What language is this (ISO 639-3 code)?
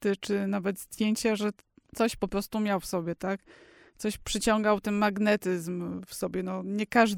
pol